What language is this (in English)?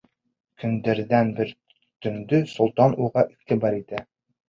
Bashkir